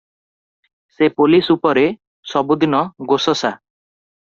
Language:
Odia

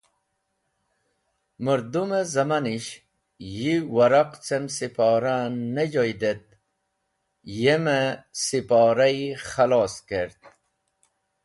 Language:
Wakhi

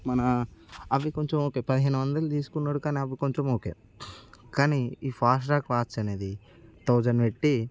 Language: Telugu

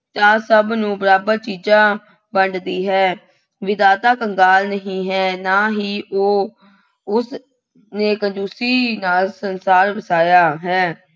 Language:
Punjabi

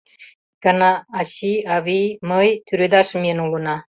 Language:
Mari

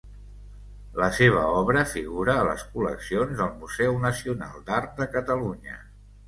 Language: Catalan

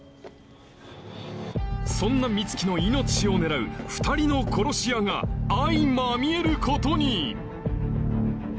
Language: Japanese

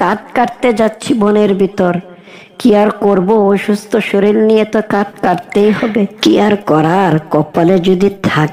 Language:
Hindi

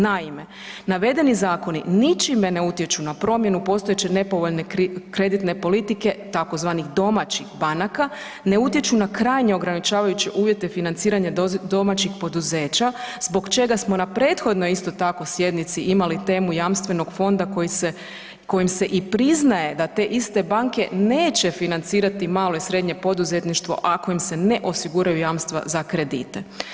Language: Croatian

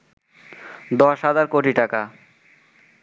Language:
Bangla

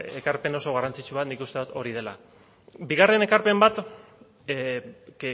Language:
Basque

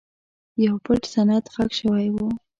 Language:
Pashto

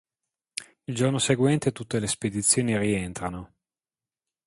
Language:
Italian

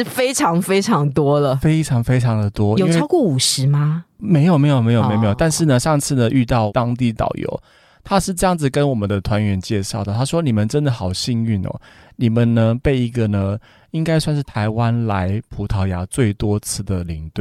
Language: Chinese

